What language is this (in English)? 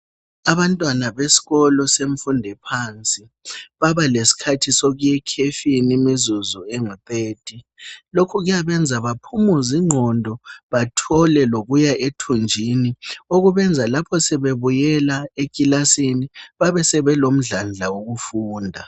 North Ndebele